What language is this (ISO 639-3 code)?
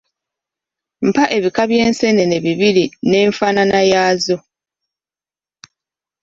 lug